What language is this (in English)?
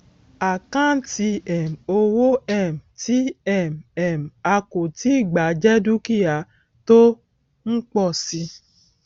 Yoruba